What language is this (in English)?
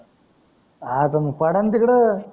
Marathi